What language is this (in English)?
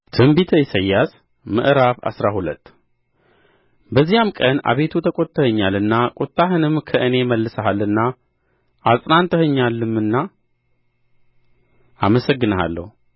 Amharic